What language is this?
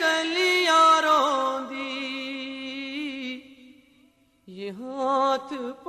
Urdu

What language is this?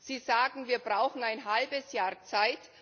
German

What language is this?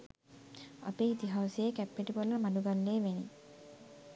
Sinhala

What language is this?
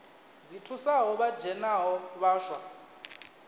Venda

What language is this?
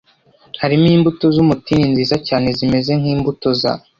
Kinyarwanda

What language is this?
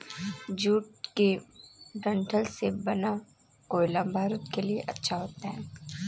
Hindi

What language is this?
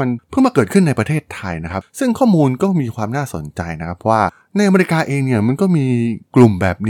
Thai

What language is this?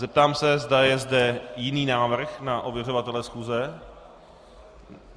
Czech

